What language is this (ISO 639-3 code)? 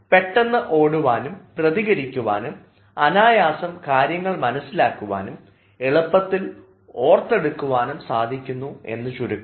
mal